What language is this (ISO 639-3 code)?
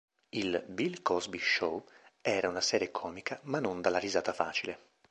ita